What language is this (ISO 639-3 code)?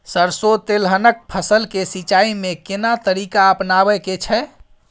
mai